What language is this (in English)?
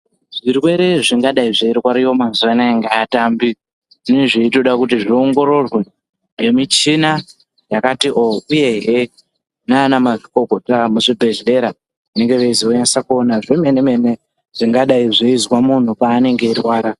Ndau